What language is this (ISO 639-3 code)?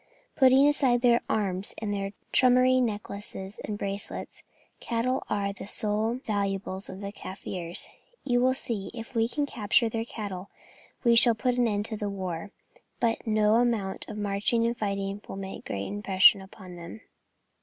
eng